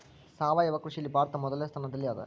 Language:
Kannada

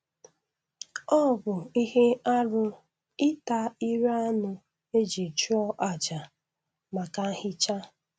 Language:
Igbo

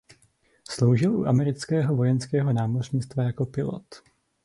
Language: Czech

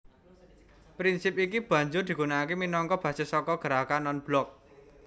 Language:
Javanese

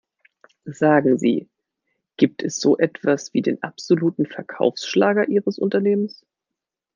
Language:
German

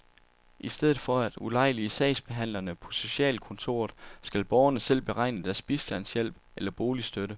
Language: Danish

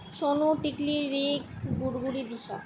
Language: Bangla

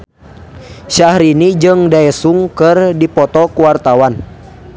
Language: Sundanese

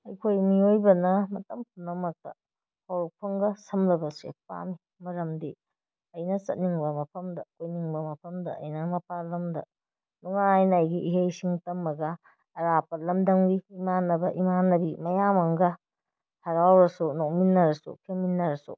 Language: Manipuri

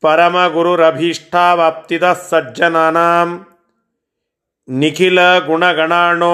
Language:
Kannada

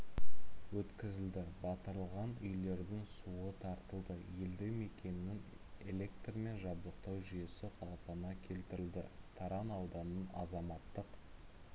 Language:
Kazakh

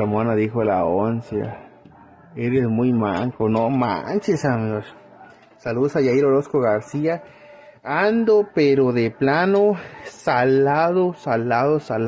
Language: Spanish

